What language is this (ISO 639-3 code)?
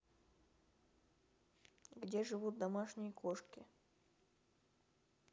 rus